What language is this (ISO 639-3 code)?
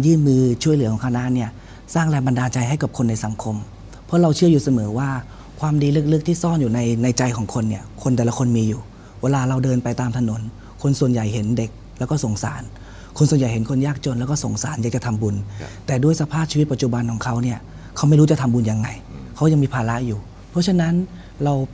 tha